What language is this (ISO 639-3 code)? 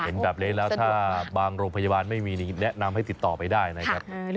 tha